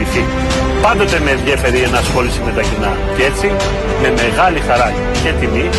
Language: Greek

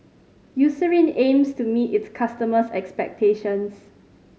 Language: English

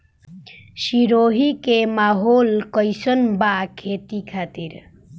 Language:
Bhojpuri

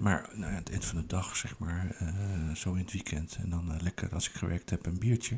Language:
Dutch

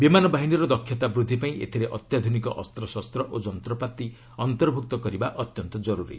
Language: Odia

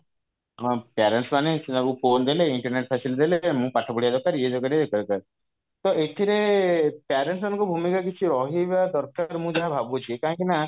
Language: Odia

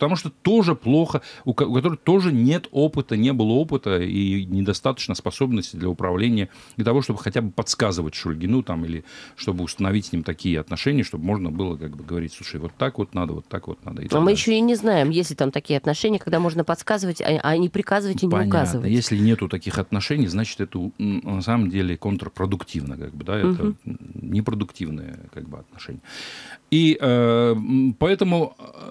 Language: Russian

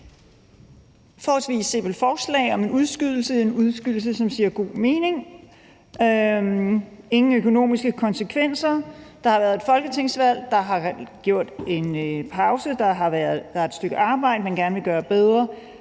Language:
Danish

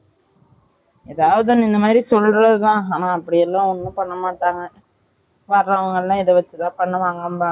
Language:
Tamil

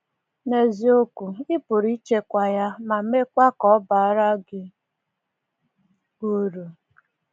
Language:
Igbo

